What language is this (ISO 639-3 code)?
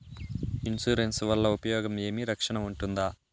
tel